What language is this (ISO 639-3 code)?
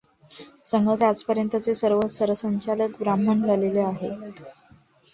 mar